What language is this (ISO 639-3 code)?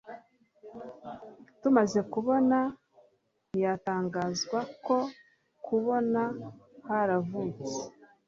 kin